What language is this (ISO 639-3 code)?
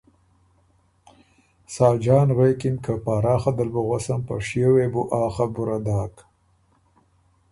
oru